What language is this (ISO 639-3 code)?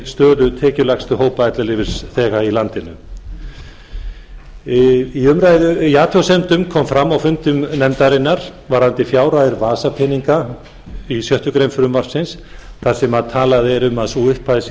isl